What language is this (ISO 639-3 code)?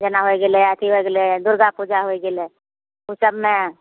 mai